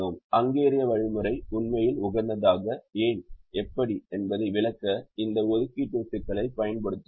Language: Tamil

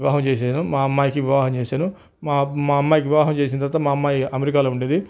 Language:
Telugu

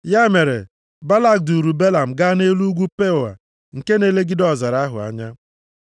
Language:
Igbo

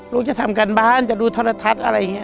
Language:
Thai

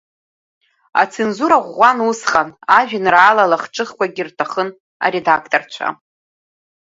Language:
Abkhazian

